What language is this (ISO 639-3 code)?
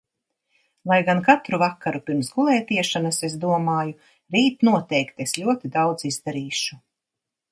lav